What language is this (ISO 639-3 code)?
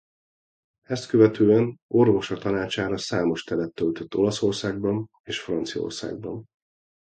hun